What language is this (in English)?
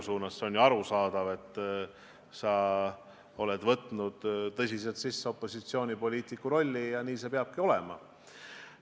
Estonian